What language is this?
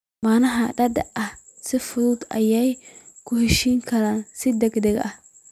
Somali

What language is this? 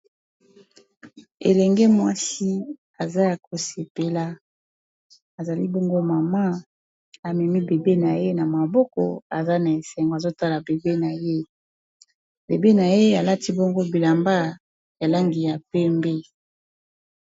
Lingala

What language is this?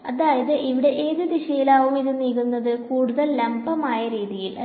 Malayalam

